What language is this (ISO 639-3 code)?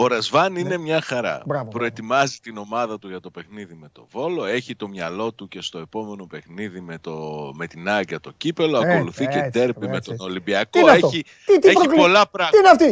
ell